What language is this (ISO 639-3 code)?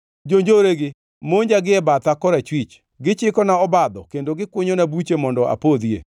luo